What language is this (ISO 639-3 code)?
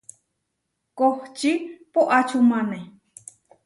var